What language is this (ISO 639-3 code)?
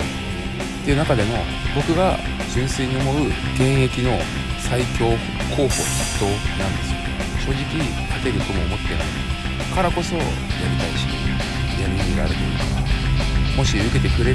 jpn